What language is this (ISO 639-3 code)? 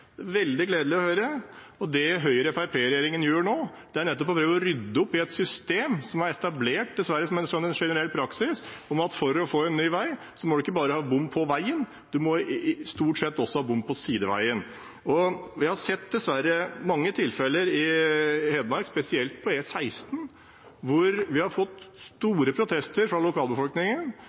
nob